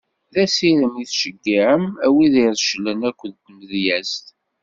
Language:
Kabyle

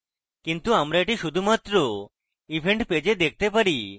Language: Bangla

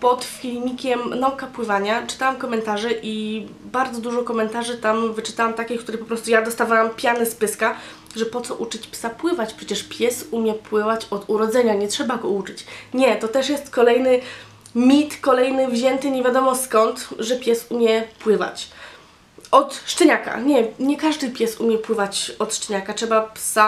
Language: Polish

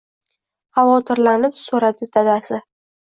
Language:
Uzbek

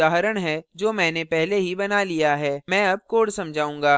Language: Hindi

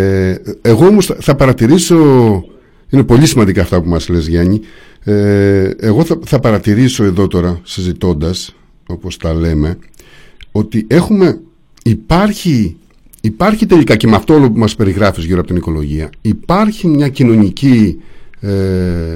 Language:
Greek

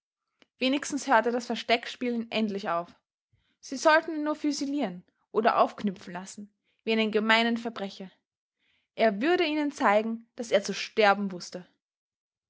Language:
German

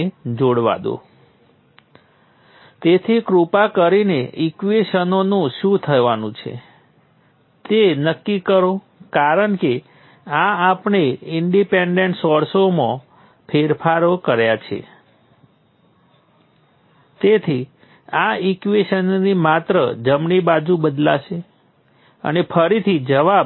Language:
Gujarati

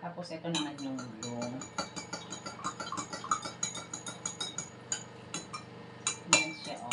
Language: Filipino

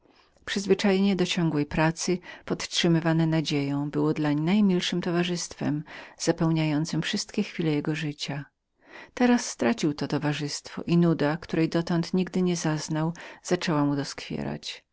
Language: Polish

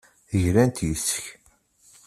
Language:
Kabyle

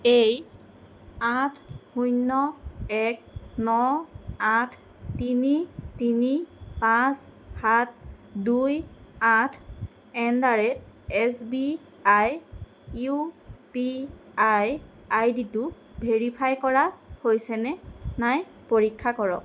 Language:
Assamese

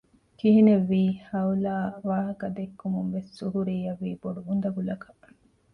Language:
Divehi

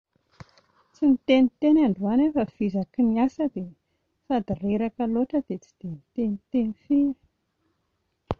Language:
Malagasy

